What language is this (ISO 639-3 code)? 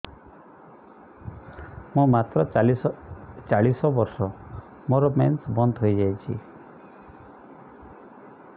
ori